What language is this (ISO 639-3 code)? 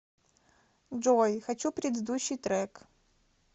rus